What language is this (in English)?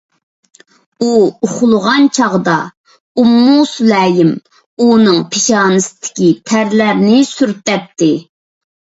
Uyghur